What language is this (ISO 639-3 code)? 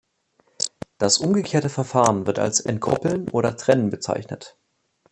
deu